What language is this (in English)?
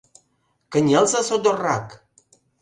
Mari